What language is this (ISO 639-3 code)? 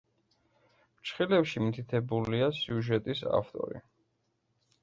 kat